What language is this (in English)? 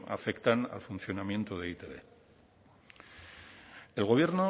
Spanish